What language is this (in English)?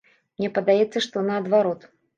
Belarusian